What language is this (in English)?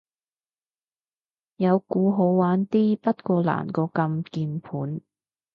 Cantonese